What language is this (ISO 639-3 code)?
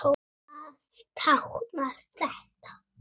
isl